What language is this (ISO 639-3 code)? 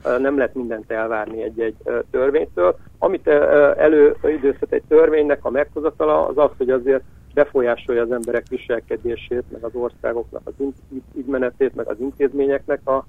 hun